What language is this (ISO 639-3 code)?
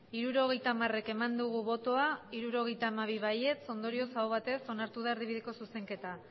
eus